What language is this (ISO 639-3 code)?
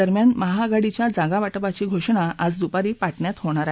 mar